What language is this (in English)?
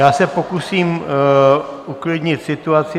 Czech